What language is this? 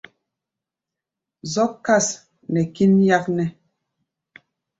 Gbaya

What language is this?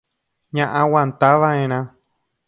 Guarani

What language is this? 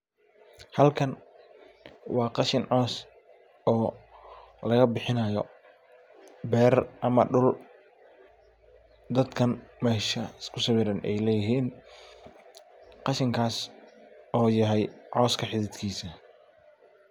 Somali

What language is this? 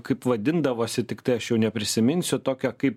Lithuanian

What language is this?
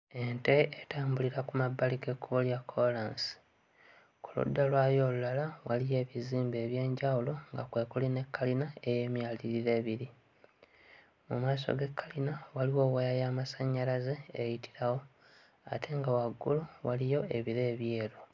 Ganda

